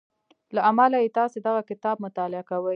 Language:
Pashto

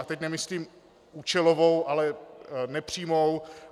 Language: Czech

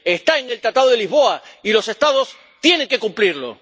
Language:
Spanish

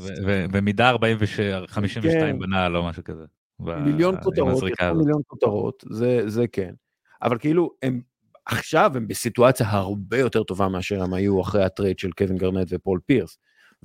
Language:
Hebrew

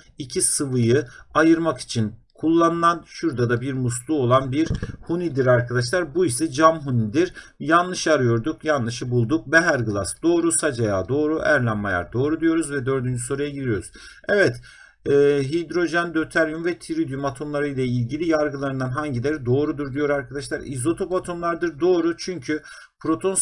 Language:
Turkish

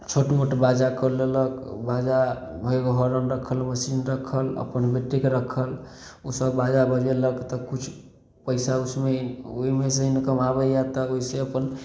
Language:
Maithili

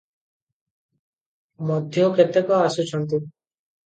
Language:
Odia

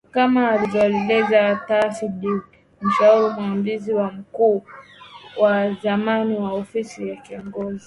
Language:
Swahili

